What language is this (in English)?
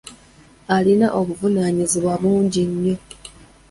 Ganda